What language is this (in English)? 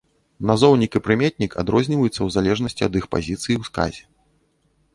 Belarusian